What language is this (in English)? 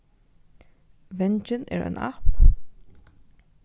Faroese